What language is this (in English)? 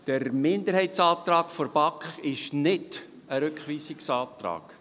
Swiss German